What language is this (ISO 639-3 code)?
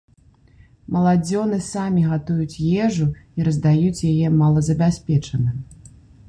bel